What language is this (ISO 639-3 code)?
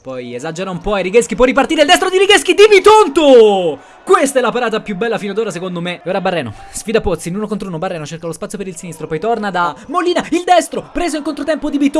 ita